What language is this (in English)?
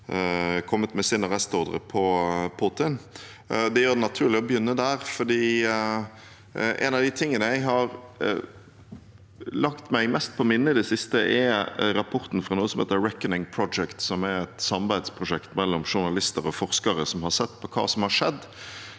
Norwegian